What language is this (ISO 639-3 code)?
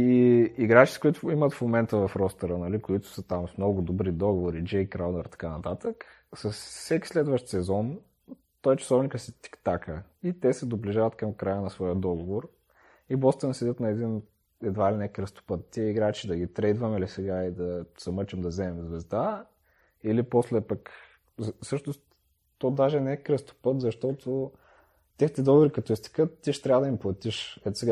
bul